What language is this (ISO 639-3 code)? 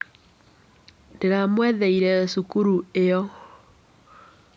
kik